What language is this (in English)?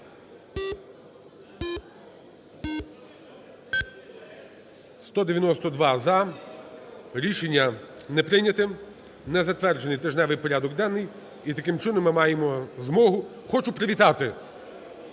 Ukrainian